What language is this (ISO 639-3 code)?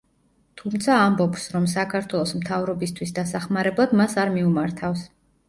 kat